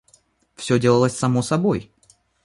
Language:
Russian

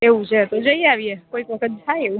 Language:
Gujarati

